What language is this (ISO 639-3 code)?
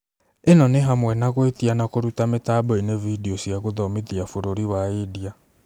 kik